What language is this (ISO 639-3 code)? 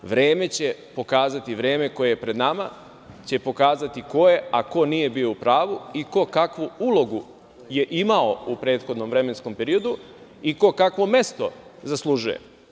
srp